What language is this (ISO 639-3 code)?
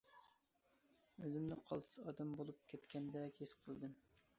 uig